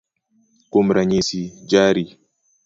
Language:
Luo (Kenya and Tanzania)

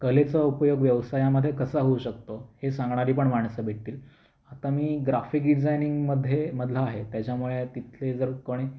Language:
Marathi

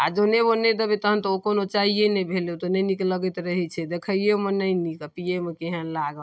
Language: Maithili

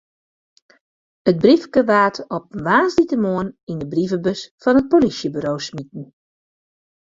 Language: Western Frisian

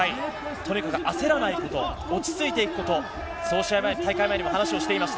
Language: Japanese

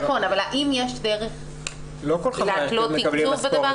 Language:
Hebrew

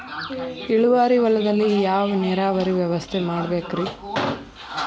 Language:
Kannada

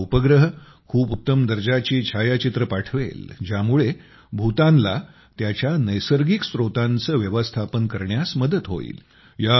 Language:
Marathi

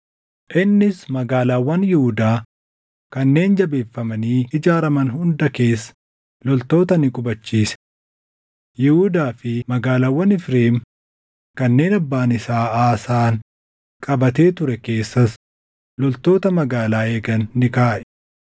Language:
Oromo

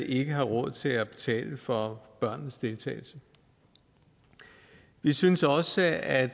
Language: Danish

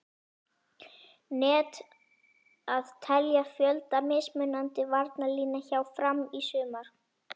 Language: Icelandic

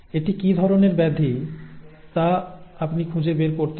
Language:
Bangla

